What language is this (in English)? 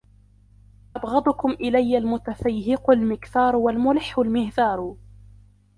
Arabic